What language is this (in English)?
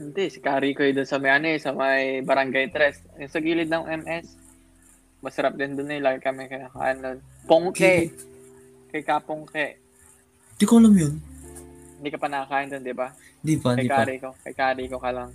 Filipino